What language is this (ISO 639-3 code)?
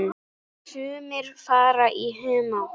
isl